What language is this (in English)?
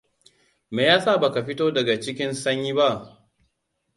Hausa